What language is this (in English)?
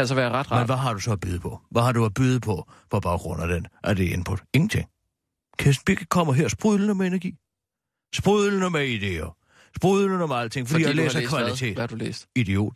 Danish